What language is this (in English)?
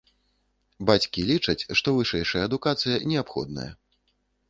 Belarusian